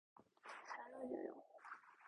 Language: Korean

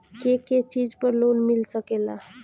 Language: Bhojpuri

